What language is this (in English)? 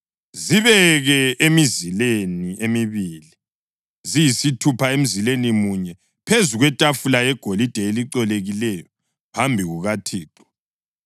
North Ndebele